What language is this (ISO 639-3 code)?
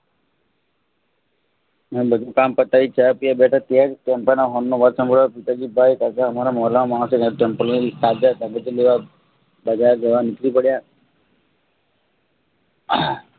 guj